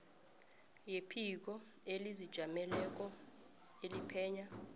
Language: South Ndebele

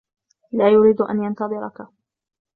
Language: Arabic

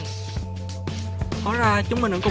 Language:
Vietnamese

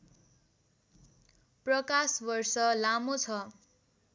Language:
Nepali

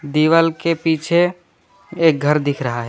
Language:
Hindi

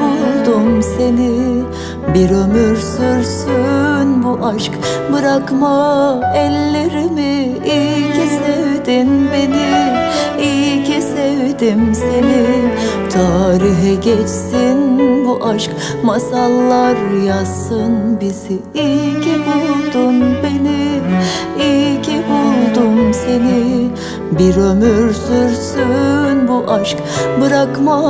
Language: Turkish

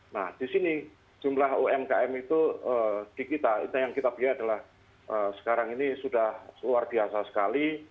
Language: Indonesian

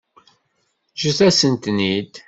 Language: Kabyle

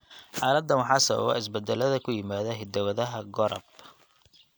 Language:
Somali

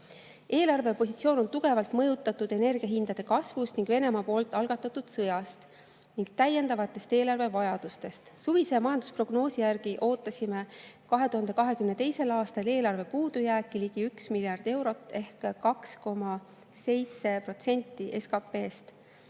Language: Estonian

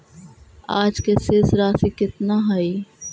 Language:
Magahi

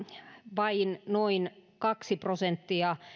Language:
Finnish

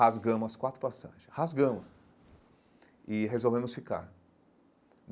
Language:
Portuguese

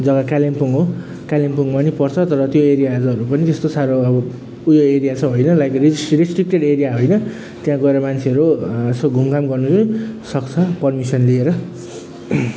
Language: Nepali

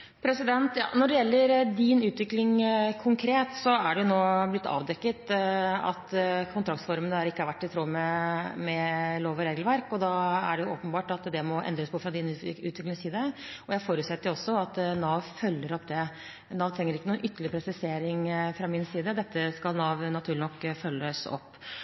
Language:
Norwegian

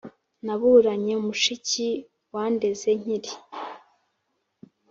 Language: Kinyarwanda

